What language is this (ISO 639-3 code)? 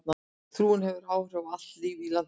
isl